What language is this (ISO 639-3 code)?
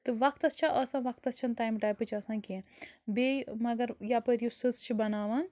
kas